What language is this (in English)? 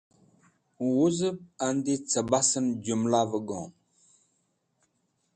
Wakhi